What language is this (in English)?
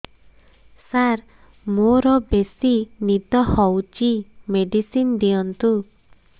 Odia